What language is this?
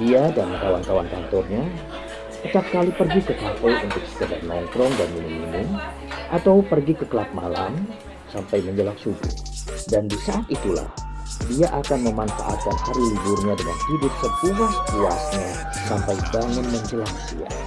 Indonesian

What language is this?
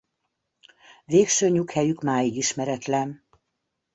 Hungarian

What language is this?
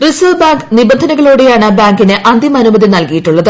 Malayalam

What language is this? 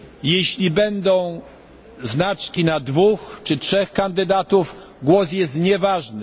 Polish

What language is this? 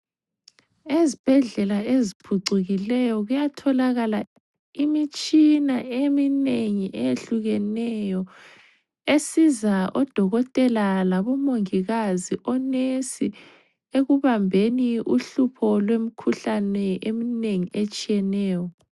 North Ndebele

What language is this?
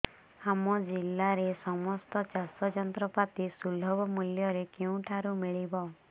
Odia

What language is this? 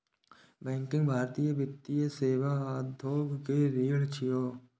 Maithili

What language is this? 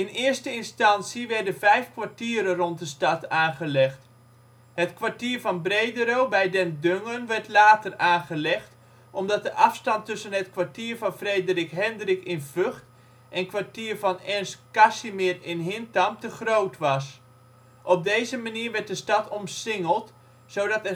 Dutch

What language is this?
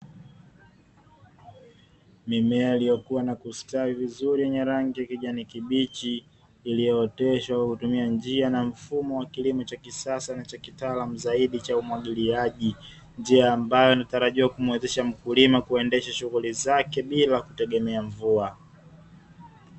Swahili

